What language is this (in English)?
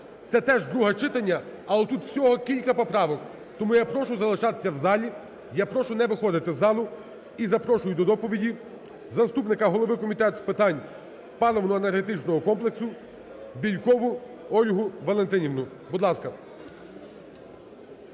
Ukrainian